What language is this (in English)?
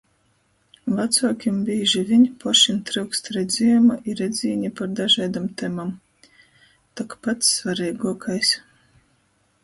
Latgalian